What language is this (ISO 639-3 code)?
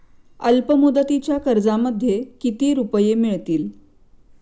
mar